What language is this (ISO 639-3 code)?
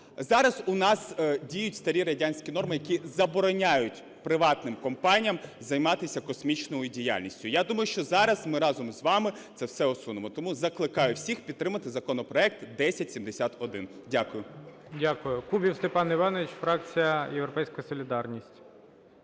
ukr